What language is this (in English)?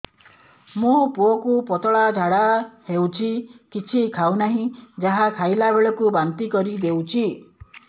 Odia